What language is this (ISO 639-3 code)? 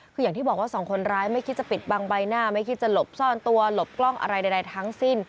tha